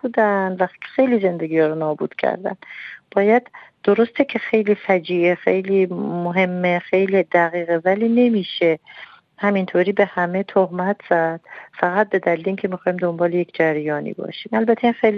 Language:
Persian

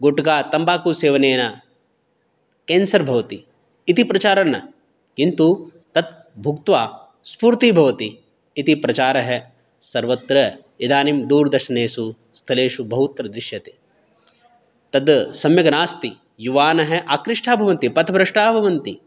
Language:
Sanskrit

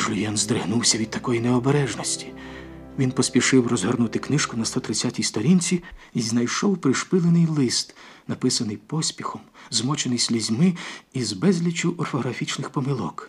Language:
Ukrainian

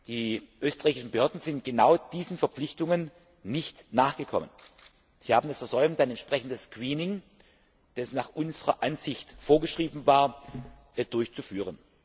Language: German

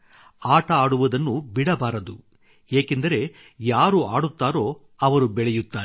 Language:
Kannada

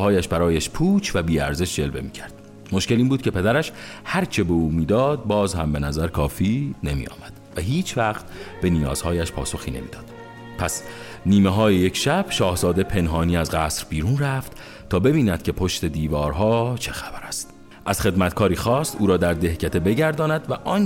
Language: Persian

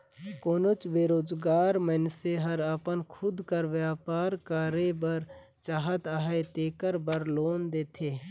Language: Chhattisgarhi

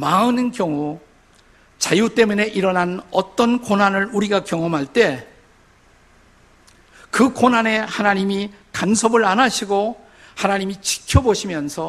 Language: Korean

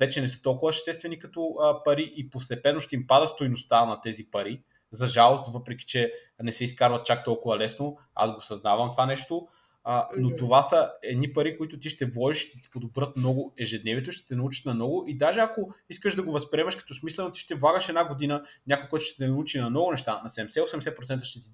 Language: Bulgarian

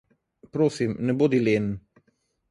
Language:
Slovenian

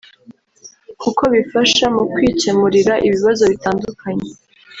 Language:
Kinyarwanda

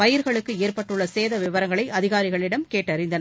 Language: Tamil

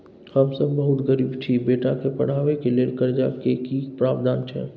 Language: Maithili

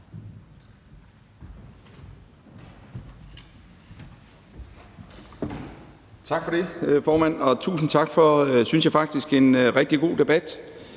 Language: Danish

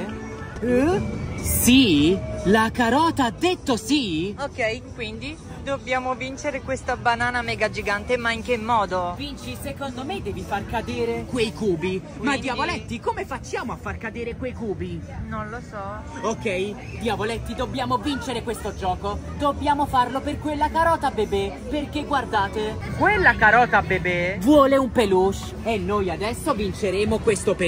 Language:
Italian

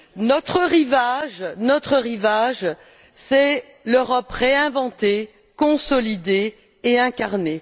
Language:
French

